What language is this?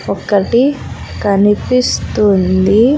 Telugu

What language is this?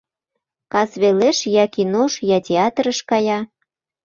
Mari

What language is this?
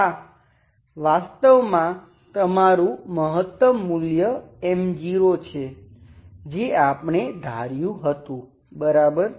Gujarati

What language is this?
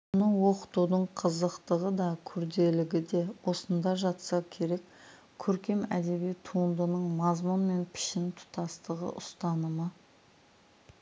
Kazakh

